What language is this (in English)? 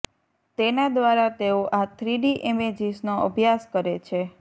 Gujarati